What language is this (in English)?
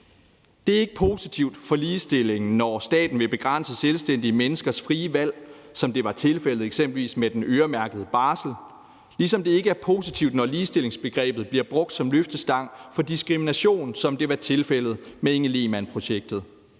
Danish